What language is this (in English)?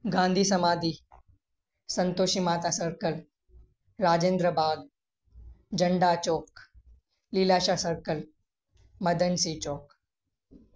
Sindhi